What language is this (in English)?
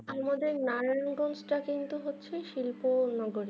Bangla